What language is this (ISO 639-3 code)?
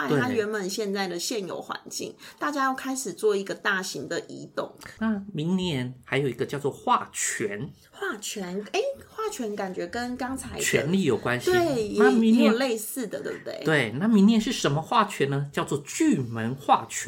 zho